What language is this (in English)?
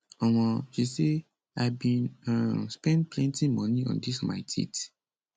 Nigerian Pidgin